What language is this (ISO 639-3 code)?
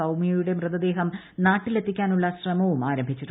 mal